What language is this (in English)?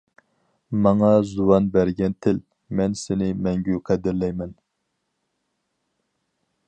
Uyghur